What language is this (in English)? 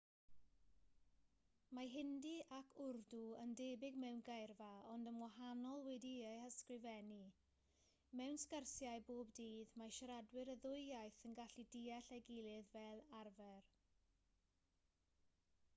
Welsh